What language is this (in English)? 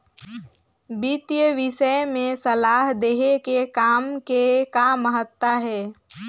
Chhattisgarhi